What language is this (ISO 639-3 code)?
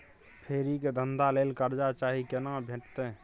mai